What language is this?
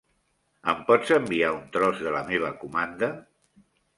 Catalan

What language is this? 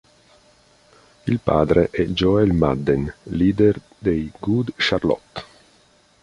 Italian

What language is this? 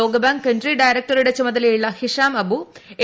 Malayalam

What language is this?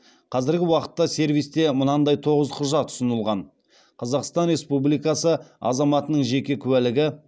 Kazakh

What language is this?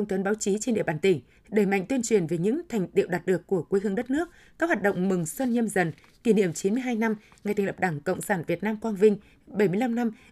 Vietnamese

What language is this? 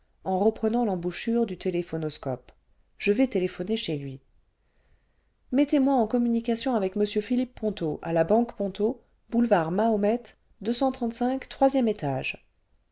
French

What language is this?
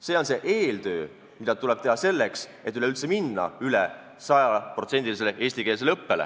Estonian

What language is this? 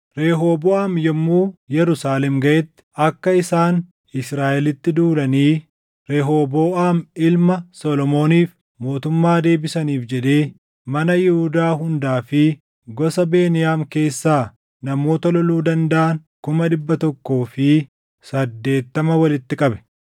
Oromo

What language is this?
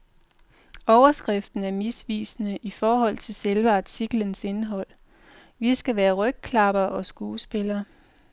Danish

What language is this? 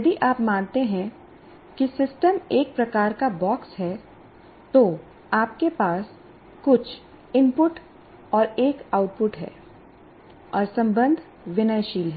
Hindi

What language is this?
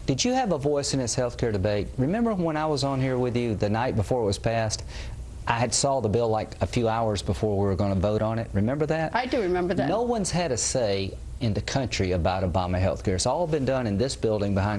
English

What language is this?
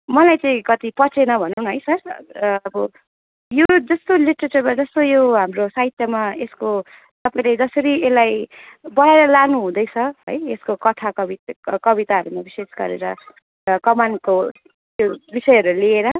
Nepali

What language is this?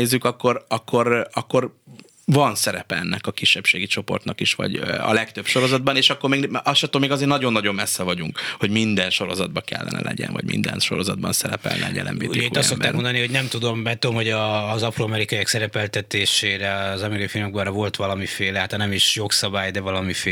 Hungarian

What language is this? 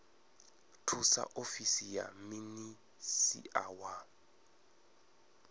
Venda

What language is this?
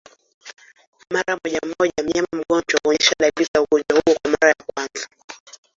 Swahili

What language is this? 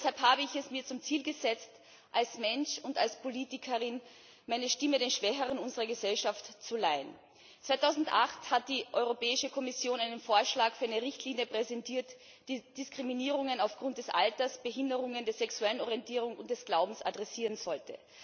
German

